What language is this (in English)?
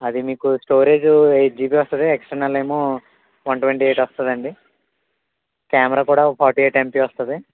Telugu